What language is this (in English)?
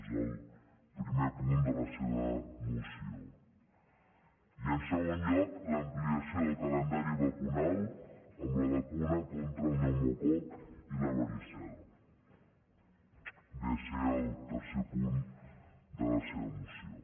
Catalan